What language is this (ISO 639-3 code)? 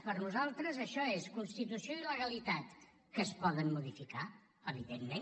cat